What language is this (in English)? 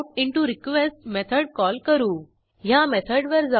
Marathi